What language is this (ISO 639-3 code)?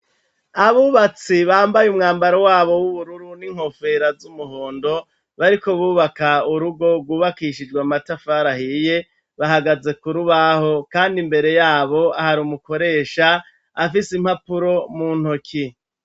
run